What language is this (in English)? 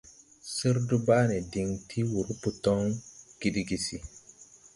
Tupuri